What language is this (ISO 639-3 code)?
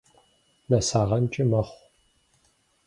kbd